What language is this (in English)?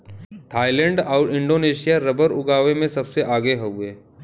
Bhojpuri